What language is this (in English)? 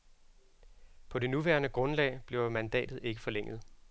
Danish